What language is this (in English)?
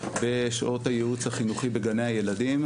Hebrew